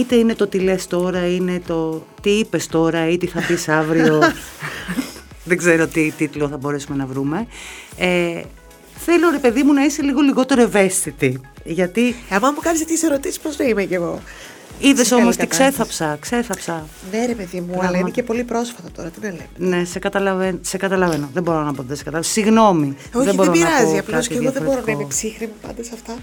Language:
Greek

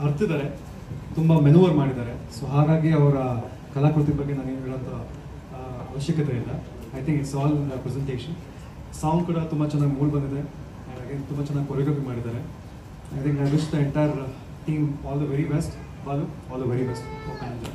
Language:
Kannada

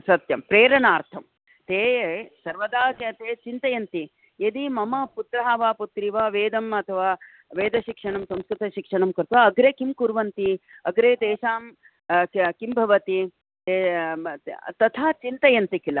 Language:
Sanskrit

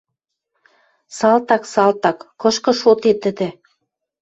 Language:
Western Mari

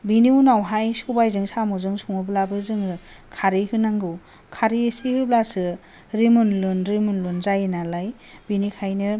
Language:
Bodo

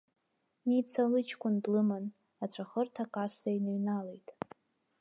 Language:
Abkhazian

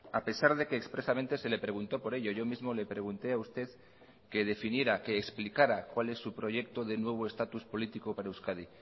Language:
Spanish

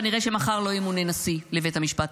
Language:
Hebrew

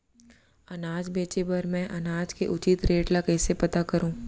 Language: Chhattisgarhi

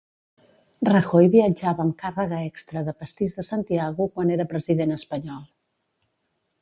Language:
Catalan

